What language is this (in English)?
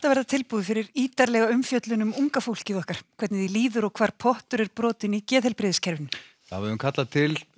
Icelandic